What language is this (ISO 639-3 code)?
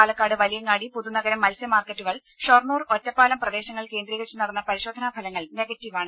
mal